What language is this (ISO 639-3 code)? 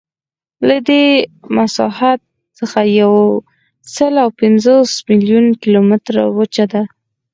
pus